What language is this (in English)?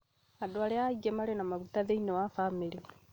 Kikuyu